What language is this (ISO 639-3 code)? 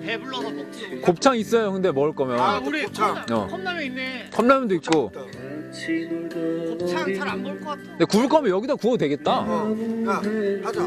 kor